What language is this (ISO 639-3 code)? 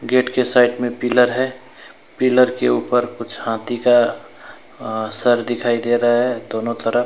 hin